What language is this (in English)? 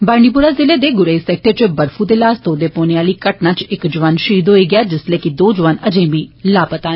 Dogri